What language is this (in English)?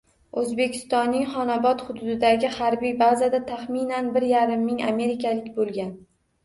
Uzbek